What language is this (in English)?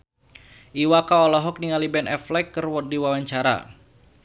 Sundanese